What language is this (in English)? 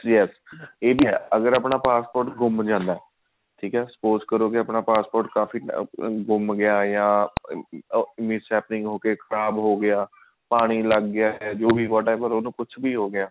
Punjabi